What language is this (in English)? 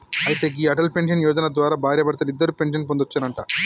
Telugu